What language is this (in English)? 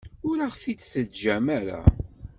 Kabyle